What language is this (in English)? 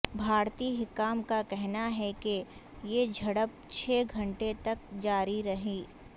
Urdu